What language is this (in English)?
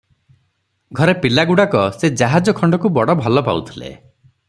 Odia